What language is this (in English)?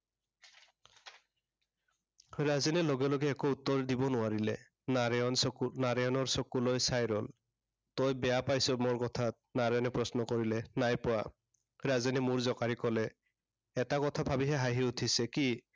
Assamese